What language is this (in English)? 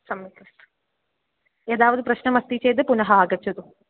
Sanskrit